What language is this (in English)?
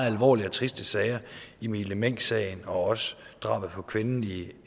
Danish